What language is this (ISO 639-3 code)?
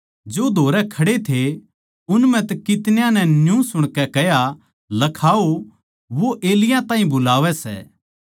bgc